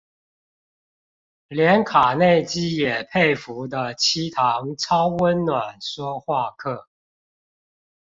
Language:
Chinese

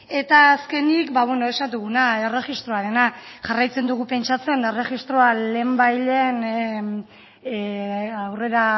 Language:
Basque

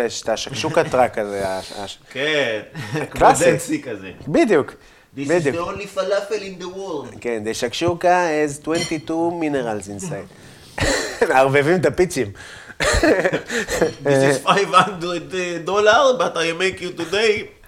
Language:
Hebrew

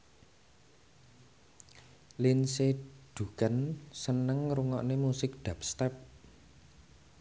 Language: Javanese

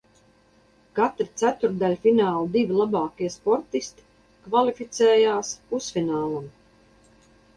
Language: Latvian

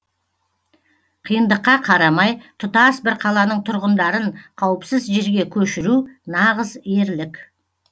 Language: Kazakh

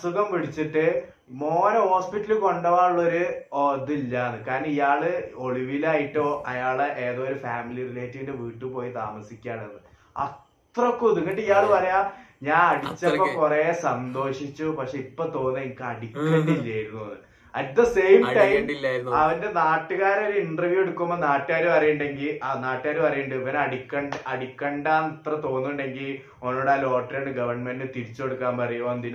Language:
Malayalam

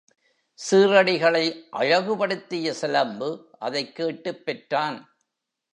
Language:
Tamil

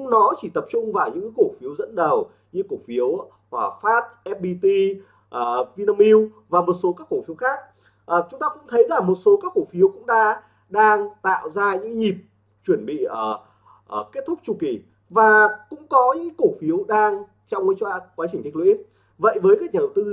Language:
Vietnamese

